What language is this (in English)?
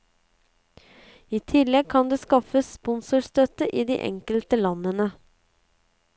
Norwegian